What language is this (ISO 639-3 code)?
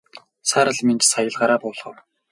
mon